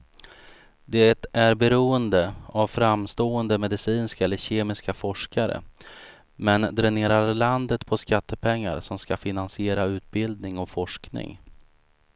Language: Swedish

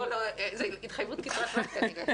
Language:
Hebrew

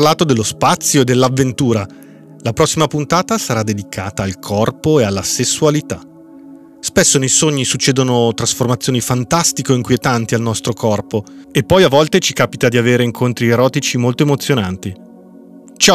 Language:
Italian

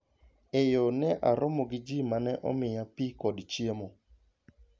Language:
Luo (Kenya and Tanzania)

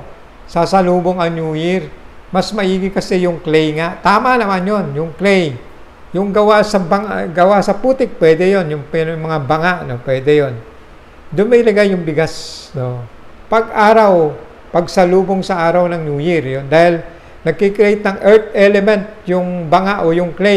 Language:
Filipino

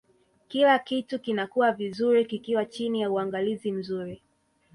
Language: Swahili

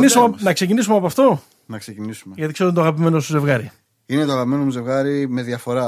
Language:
Greek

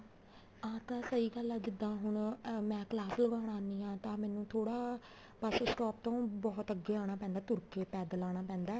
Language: Punjabi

